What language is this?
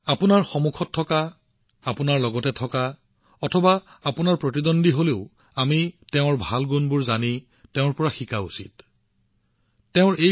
Assamese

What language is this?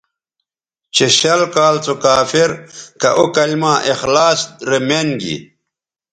Bateri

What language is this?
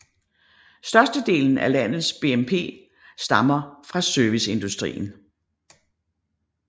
Danish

